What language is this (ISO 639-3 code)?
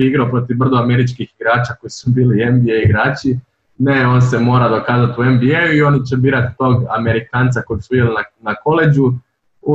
hrv